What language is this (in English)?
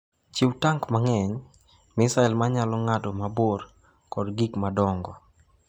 Luo (Kenya and Tanzania)